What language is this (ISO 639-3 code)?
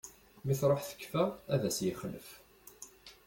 kab